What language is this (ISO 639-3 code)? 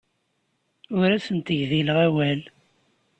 kab